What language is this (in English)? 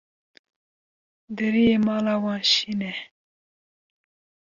Kurdish